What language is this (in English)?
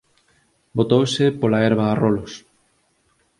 Galician